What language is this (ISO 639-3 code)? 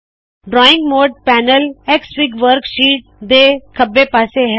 pan